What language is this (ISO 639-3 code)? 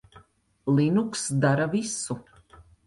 lav